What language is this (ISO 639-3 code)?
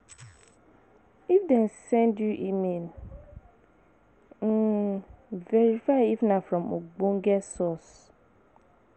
pcm